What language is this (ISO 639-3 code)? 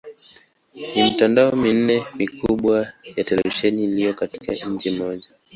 swa